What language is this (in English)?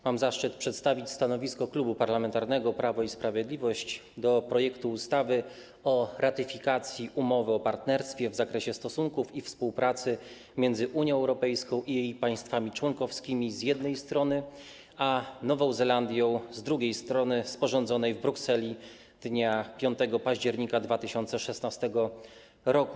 Polish